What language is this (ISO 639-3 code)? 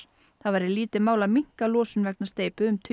isl